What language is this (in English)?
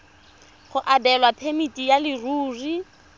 Tswana